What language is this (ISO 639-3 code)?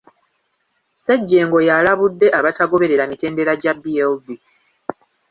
lug